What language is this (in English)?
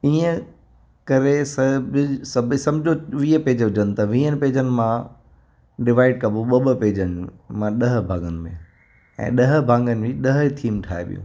Sindhi